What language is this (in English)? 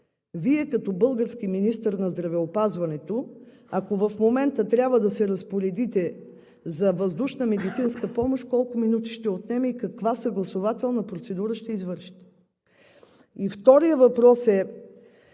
Bulgarian